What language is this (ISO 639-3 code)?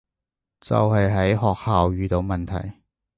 yue